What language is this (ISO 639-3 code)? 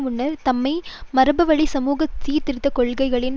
tam